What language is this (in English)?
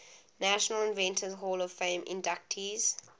English